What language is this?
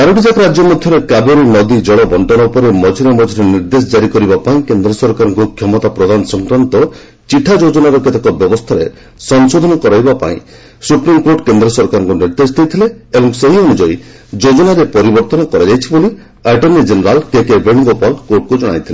Odia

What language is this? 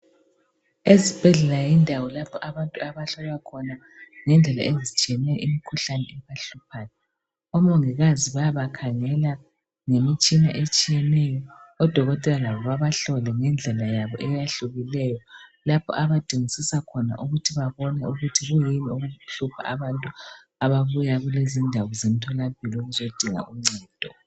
North Ndebele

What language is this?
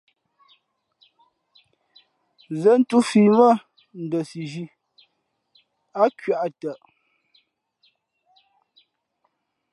Fe'fe'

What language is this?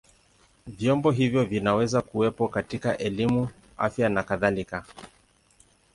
Swahili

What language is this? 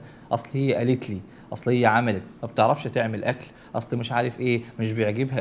Arabic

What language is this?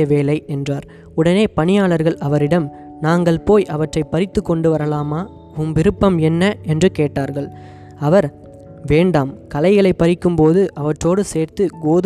Tamil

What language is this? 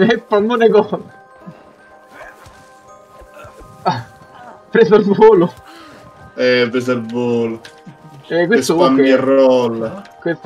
Italian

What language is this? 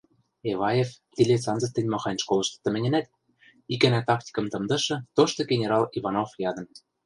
Western Mari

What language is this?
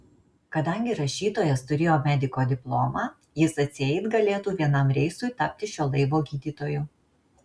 Lithuanian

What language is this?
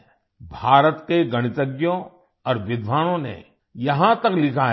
Hindi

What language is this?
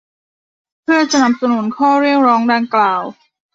Thai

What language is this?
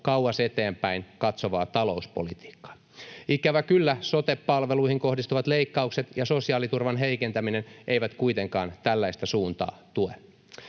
Finnish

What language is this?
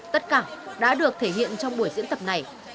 Vietnamese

